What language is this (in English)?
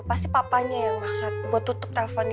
Indonesian